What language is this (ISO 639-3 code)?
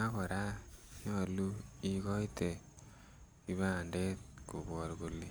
kln